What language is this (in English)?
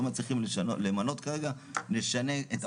Hebrew